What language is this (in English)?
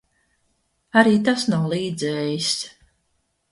Latvian